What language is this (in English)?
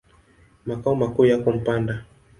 Swahili